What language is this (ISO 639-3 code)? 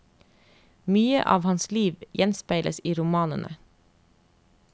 nor